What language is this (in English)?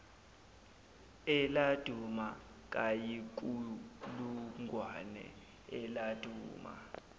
Zulu